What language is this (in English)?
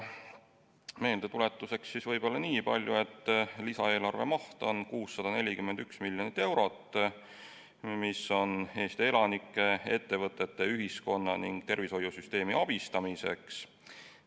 Estonian